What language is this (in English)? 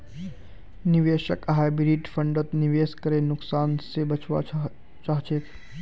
Magahi